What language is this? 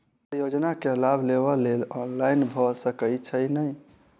Maithili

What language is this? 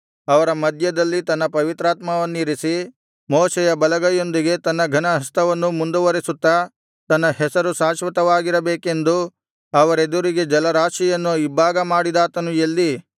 Kannada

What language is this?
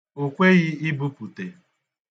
Igbo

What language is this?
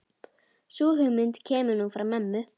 Icelandic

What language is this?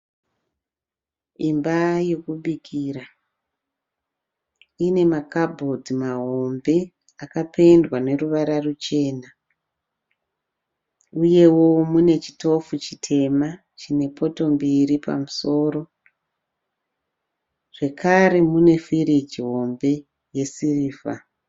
Shona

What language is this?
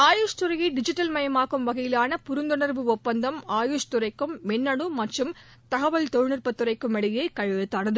Tamil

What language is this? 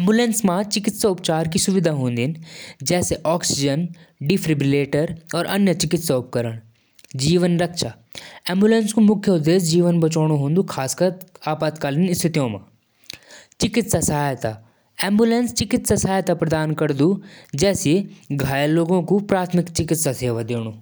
Jaunsari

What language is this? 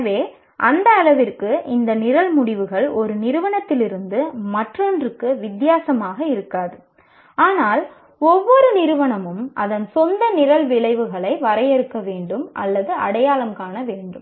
Tamil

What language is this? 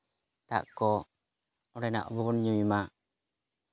Santali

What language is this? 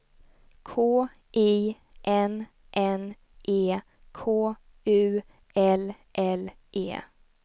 Swedish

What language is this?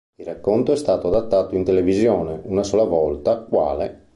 Italian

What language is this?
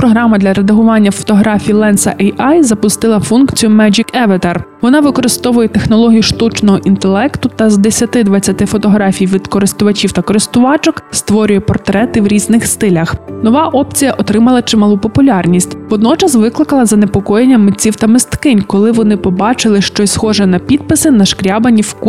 Ukrainian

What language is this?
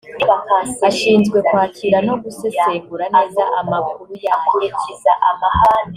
Kinyarwanda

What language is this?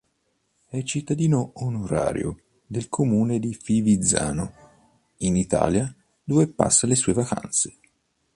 Italian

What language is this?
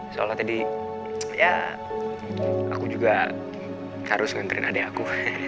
Indonesian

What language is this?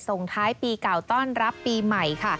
Thai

